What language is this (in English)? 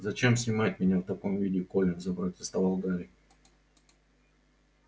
Russian